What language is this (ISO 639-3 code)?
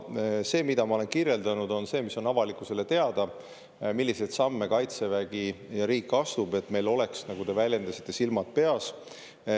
est